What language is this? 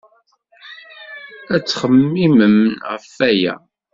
Kabyle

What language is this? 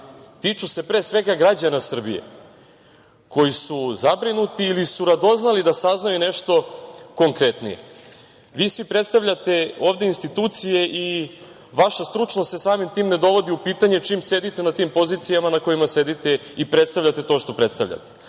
Serbian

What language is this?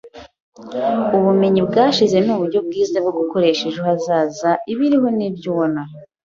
Kinyarwanda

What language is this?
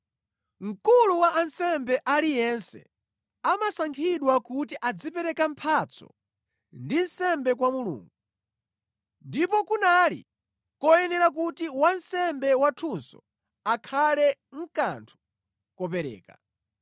Nyanja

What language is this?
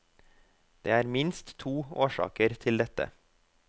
Norwegian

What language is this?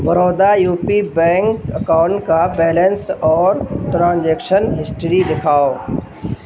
Urdu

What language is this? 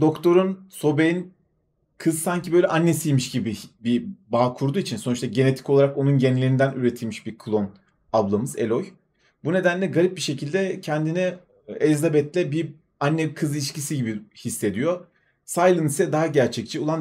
Turkish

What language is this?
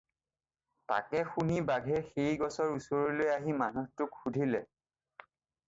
Assamese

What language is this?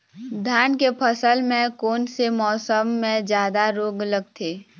Chhattisgarhi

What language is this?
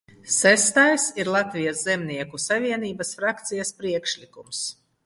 Latvian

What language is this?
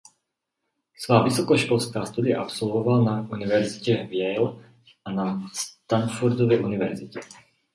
Czech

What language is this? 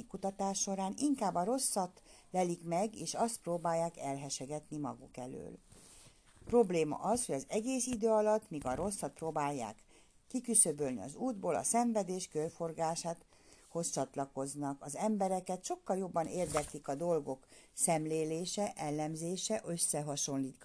Hungarian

